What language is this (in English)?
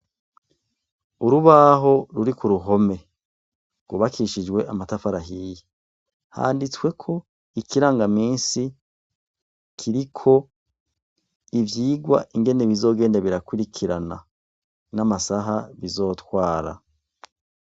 Rundi